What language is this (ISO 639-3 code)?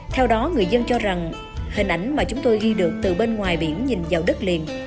vie